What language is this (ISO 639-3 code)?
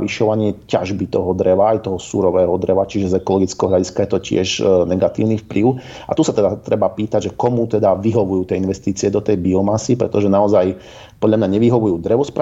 slk